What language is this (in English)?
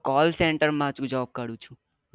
Gujarati